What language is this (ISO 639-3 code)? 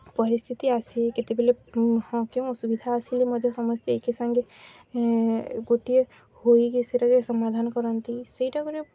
ori